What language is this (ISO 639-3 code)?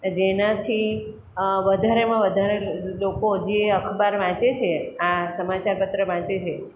guj